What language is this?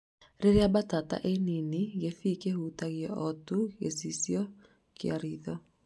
Kikuyu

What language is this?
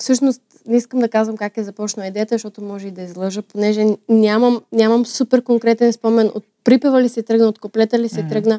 Bulgarian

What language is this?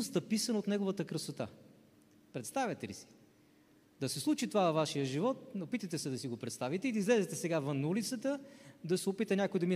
Bulgarian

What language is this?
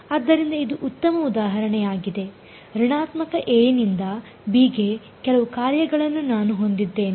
Kannada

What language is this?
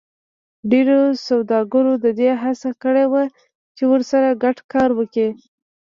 Pashto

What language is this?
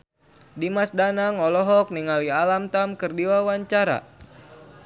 Sundanese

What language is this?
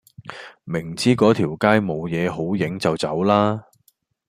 Cantonese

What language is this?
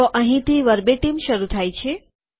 Gujarati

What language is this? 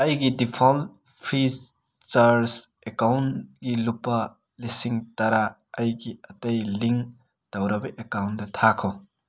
Manipuri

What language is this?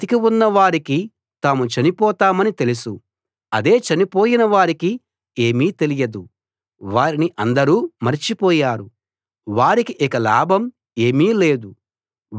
Telugu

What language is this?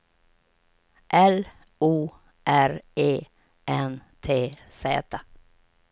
Swedish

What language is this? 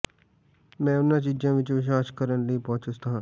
Punjabi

